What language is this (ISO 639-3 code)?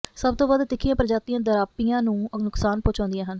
pan